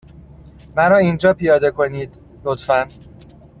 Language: Persian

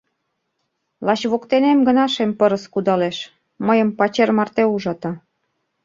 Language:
Mari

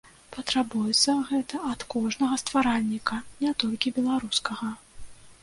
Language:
Belarusian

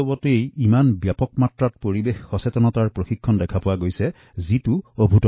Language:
Assamese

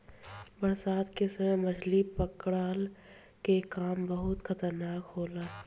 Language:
Bhojpuri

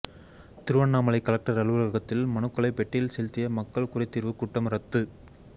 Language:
Tamil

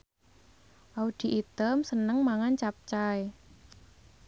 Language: Javanese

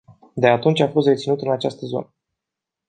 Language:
Romanian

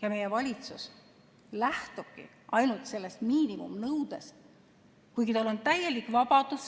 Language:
Estonian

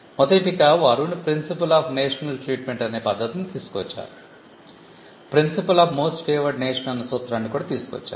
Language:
Telugu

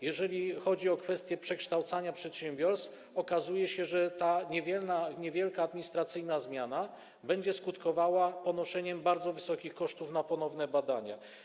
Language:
Polish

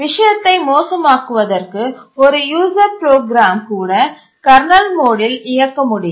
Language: Tamil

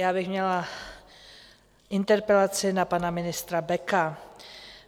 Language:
Czech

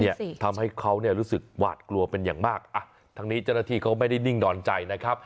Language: Thai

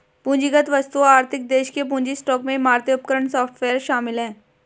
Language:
Hindi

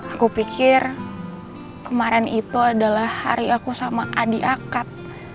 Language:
Indonesian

